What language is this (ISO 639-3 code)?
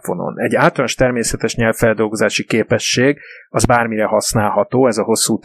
hun